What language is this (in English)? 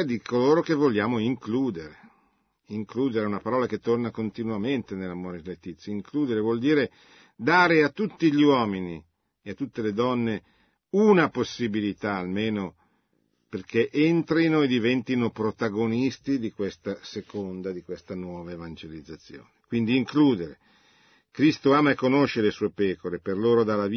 Italian